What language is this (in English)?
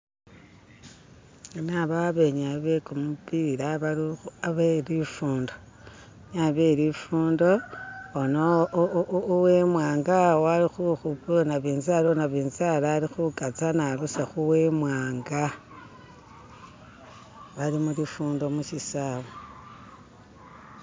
Masaaba